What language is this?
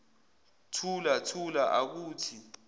Zulu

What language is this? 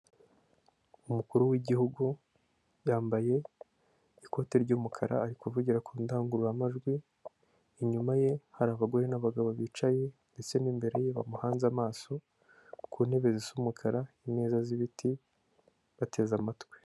Kinyarwanda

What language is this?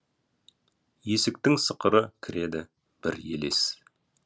Kazakh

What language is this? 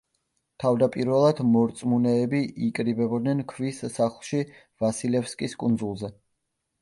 Georgian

